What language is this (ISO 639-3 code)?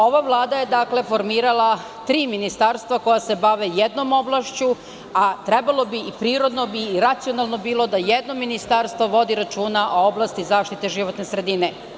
srp